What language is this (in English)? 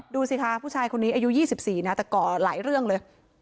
Thai